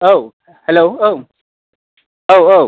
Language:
Bodo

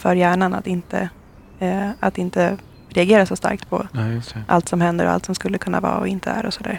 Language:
Swedish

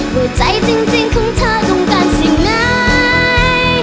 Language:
Thai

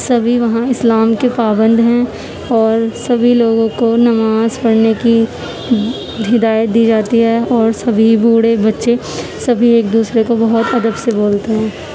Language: Urdu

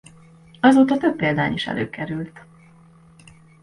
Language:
Hungarian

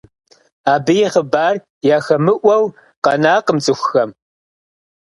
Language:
Kabardian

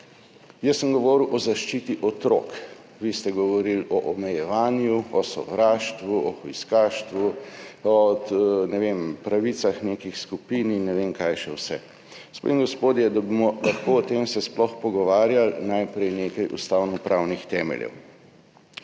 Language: Slovenian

